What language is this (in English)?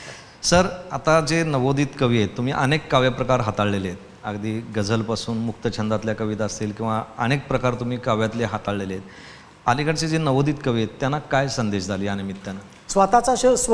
Marathi